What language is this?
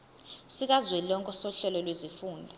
Zulu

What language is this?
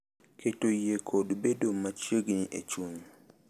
Luo (Kenya and Tanzania)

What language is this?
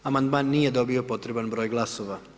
Croatian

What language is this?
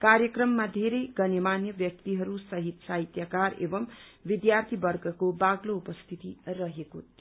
Nepali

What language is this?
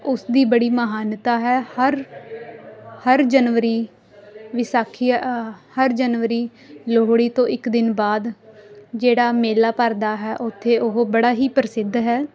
Punjabi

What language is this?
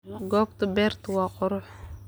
Somali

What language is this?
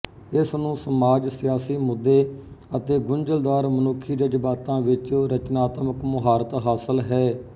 Punjabi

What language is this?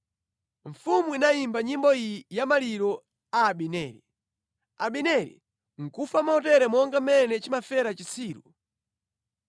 Nyanja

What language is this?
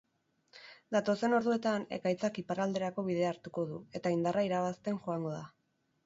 Basque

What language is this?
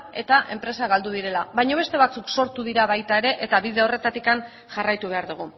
Basque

